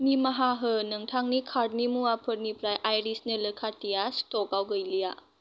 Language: Bodo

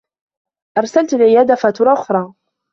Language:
Arabic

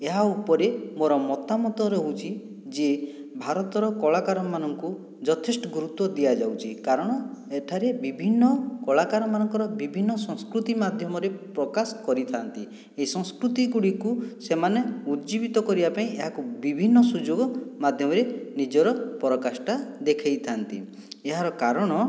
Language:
Odia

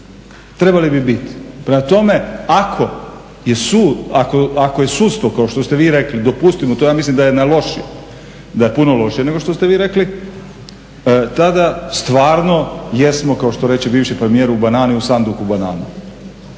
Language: Croatian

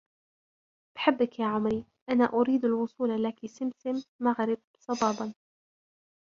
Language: Arabic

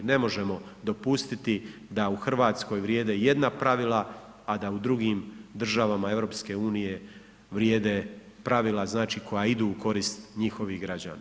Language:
Croatian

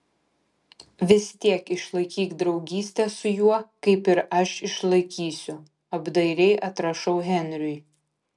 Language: Lithuanian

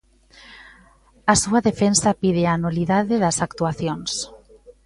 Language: Galician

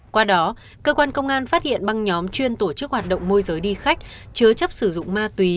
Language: Vietnamese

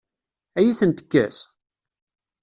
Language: Kabyle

